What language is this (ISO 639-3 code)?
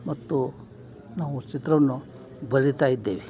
kan